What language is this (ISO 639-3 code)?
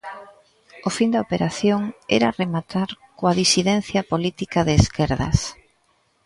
glg